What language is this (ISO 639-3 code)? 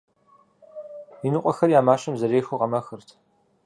kbd